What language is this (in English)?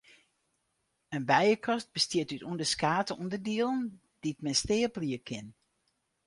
Western Frisian